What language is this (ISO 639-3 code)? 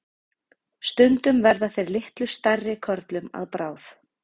isl